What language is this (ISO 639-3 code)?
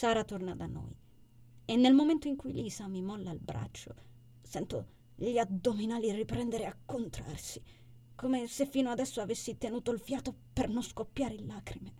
ita